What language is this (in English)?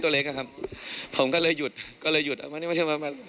Thai